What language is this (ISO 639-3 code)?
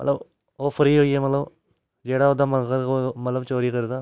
doi